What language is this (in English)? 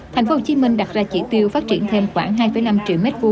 Vietnamese